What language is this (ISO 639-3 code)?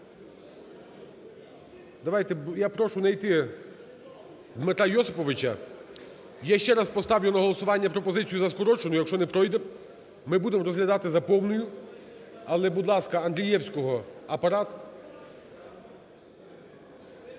ukr